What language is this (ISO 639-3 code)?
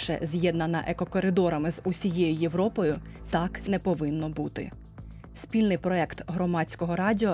ukr